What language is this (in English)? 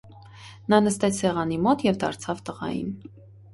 Armenian